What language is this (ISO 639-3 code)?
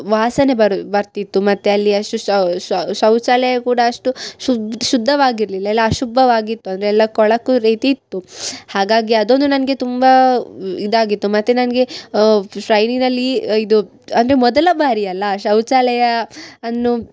kan